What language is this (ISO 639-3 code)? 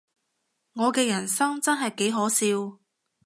yue